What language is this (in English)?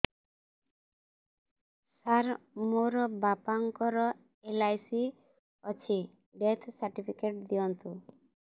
Odia